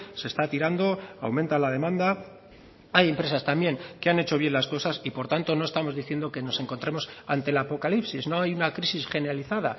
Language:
Spanish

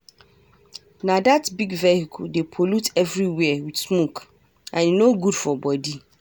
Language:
Nigerian Pidgin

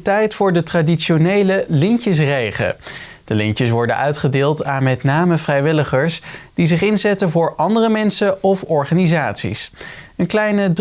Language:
Dutch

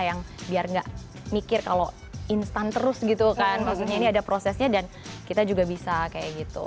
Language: Indonesian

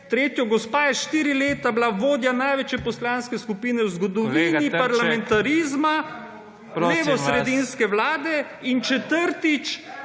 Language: Slovenian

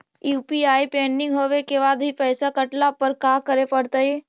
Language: Magahi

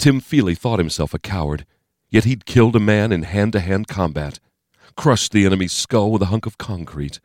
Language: English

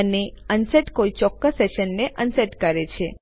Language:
Gujarati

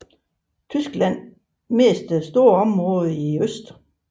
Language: Danish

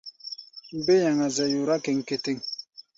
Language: Gbaya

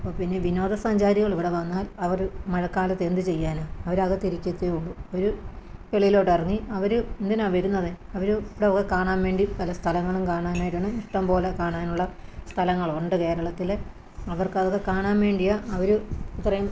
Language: Malayalam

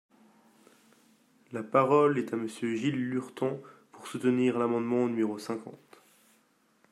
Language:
French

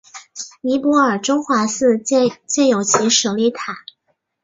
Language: Chinese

